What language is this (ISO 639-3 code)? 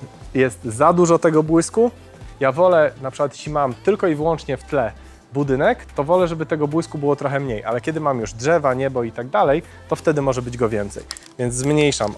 pol